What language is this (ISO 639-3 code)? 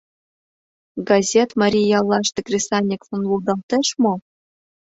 chm